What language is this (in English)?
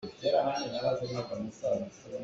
Hakha Chin